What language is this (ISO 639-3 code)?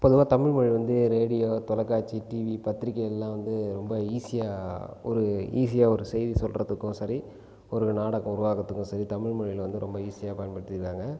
tam